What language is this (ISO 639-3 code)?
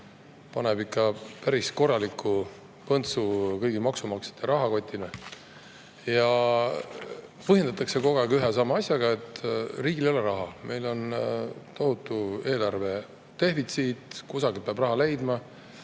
est